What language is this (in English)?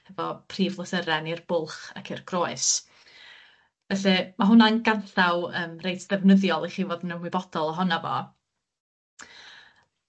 Welsh